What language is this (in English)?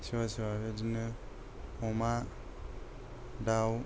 Bodo